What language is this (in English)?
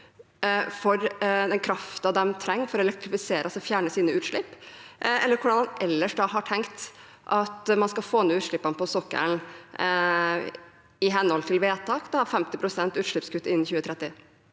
Norwegian